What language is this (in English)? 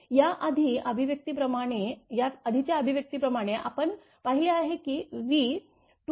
Marathi